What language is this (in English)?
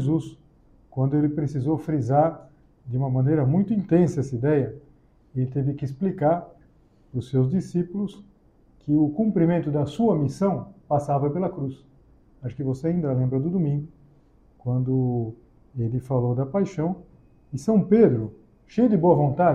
Portuguese